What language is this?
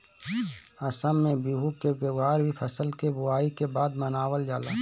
Bhojpuri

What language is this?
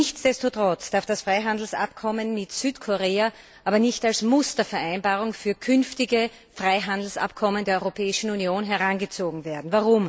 German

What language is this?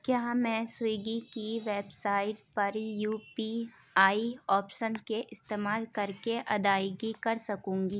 Urdu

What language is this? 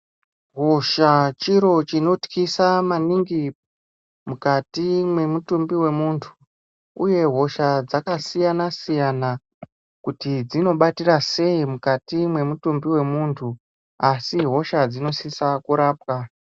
Ndau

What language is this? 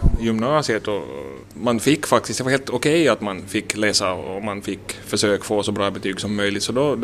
Swedish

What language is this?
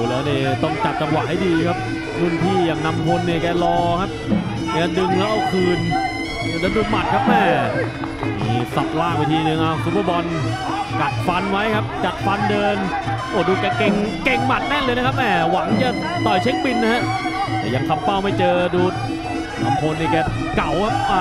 Thai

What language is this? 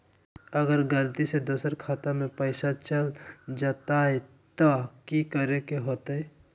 Magahi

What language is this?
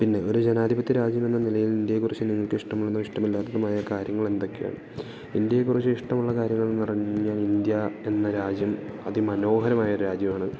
Malayalam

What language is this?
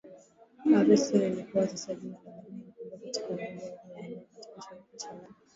Swahili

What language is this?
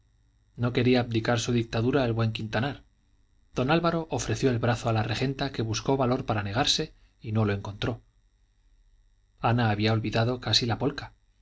Spanish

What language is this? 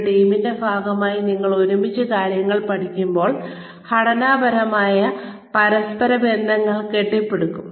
Malayalam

